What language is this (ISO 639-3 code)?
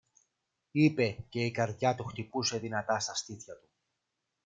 ell